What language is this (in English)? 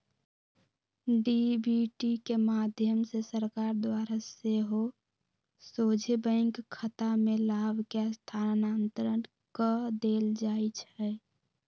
Magahi